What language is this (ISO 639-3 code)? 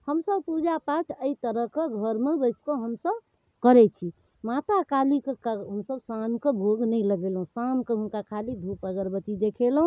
mai